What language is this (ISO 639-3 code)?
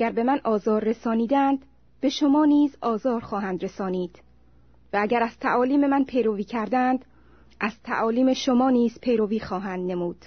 fas